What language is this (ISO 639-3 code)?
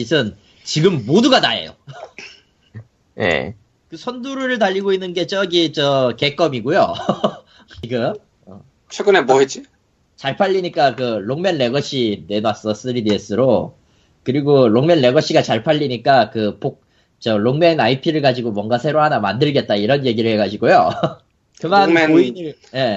kor